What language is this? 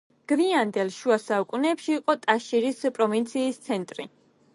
Georgian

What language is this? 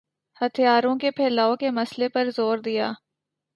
Urdu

